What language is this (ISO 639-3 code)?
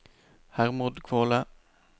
nor